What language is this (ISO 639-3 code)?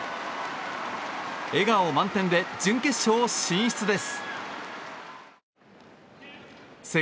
jpn